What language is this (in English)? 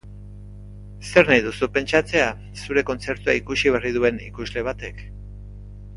Basque